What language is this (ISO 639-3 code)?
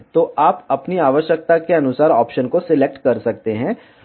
hin